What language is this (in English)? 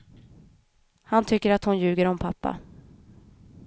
Swedish